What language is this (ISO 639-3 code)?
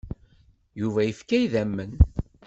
kab